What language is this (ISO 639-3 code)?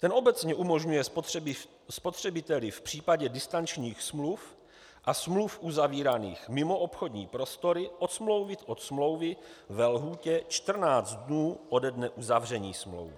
ces